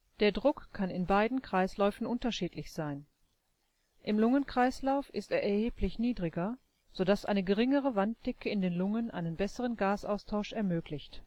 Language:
German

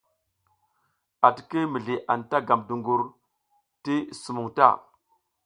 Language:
South Giziga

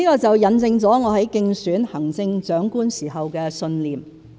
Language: Cantonese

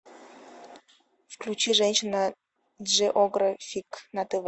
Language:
Russian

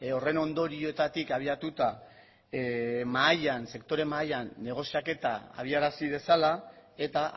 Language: Basque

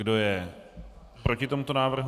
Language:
Czech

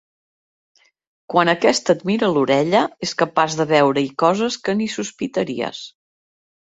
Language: Catalan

